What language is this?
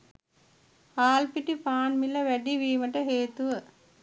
Sinhala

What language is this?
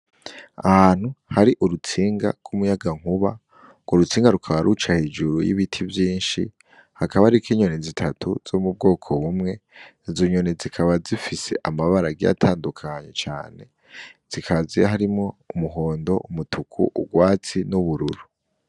Rundi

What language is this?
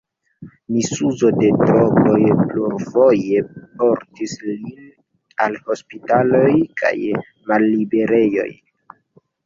Esperanto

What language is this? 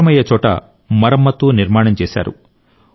Telugu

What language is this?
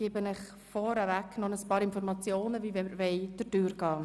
Swiss German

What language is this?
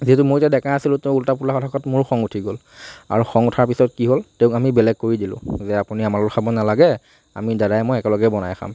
Assamese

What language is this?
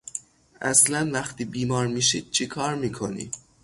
Persian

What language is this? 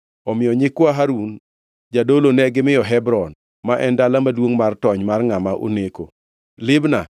Luo (Kenya and Tanzania)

